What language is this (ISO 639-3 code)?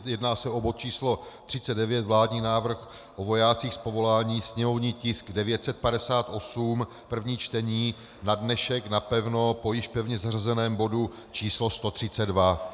ces